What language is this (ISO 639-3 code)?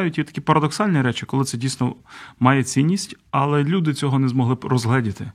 ukr